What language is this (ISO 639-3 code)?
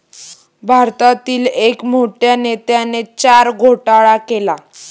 mar